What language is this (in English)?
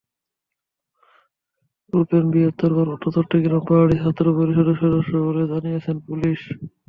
Bangla